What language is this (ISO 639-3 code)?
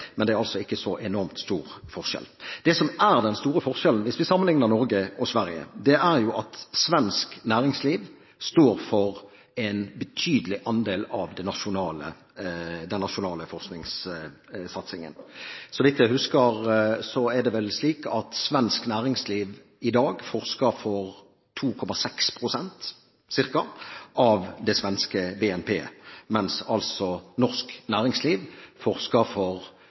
nob